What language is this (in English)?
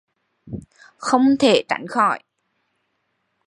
Vietnamese